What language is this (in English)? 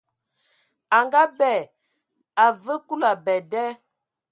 Ewondo